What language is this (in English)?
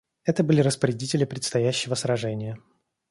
Russian